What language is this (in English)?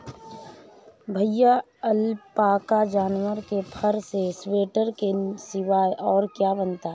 Hindi